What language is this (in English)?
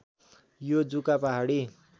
Nepali